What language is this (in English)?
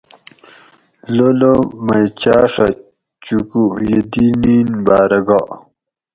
Gawri